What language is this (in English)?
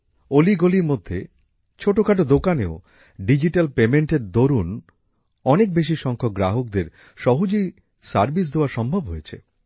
Bangla